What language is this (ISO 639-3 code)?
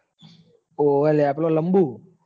guj